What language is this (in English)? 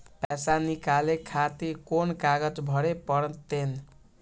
Maithili